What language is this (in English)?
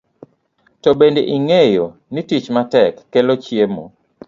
Luo (Kenya and Tanzania)